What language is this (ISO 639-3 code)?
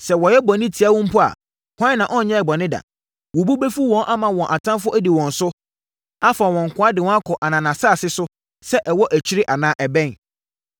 aka